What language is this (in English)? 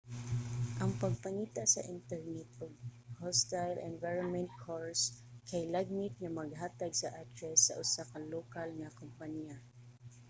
Cebuano